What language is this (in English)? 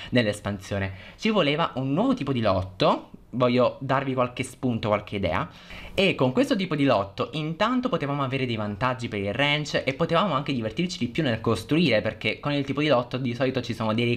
Italian